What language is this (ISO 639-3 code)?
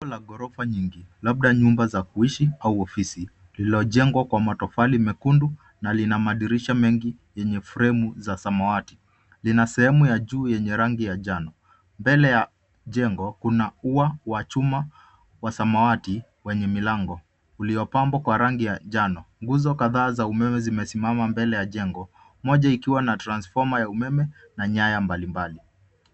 swa